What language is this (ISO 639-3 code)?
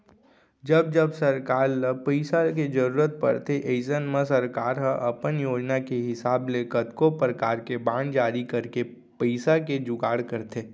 hne